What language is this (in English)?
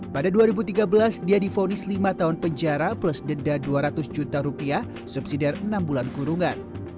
Indonesian